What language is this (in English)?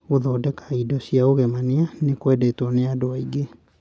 Kikuyu